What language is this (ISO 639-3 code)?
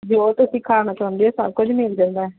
pan